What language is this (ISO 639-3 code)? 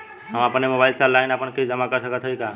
bho